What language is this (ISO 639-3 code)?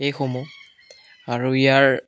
asm